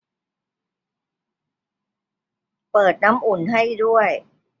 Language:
Thai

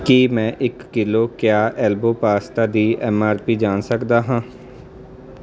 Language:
Punjabi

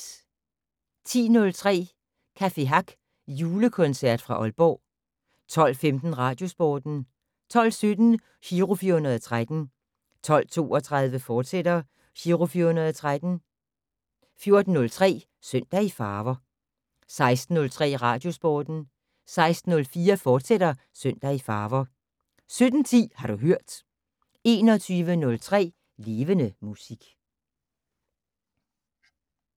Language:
Danish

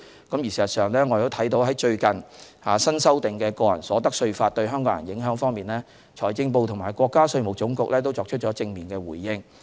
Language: Cantonese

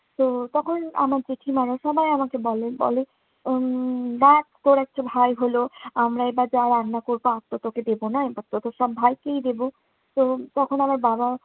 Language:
Bangla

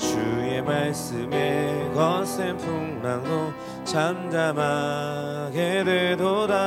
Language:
Korean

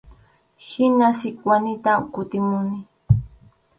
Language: Arequipa-La Unión Quechua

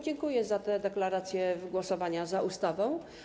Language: Polish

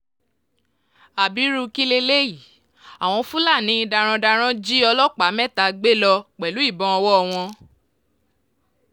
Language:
Yoruba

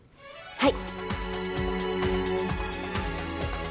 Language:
Japanese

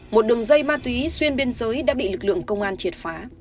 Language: Vietnamese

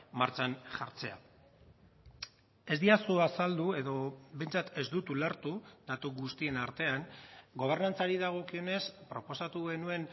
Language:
Basque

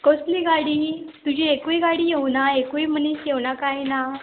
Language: Konkani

